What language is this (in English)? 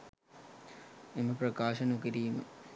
Sinhala